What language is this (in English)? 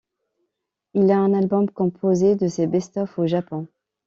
French